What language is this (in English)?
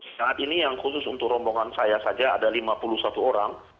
Indonesian